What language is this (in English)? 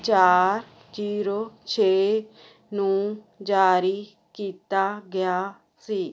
Punjabi